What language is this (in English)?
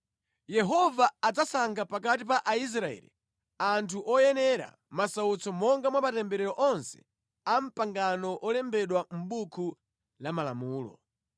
Nyanja